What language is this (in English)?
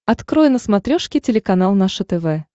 Russian